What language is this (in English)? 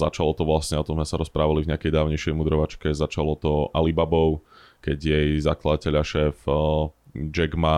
Slovak